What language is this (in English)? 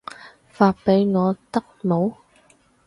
Cantonese